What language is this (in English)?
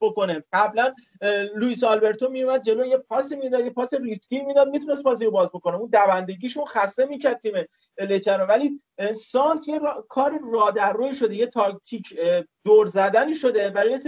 Persian